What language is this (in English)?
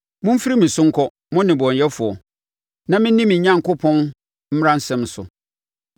Akan